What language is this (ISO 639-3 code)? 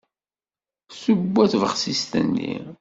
kab